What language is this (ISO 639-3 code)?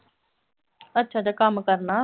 pan